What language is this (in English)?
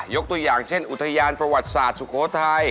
Thai